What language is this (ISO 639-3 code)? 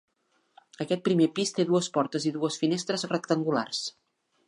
cat